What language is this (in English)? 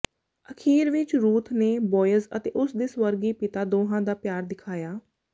Punjabi